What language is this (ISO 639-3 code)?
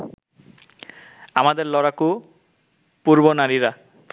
ben